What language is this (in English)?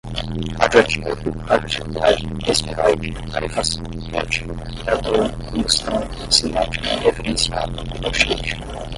Portuguese